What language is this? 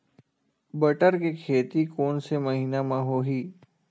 Chhattisgarhi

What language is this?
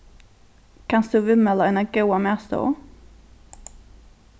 Faroese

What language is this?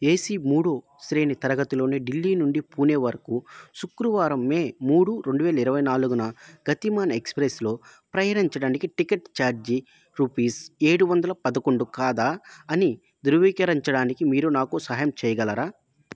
Telugu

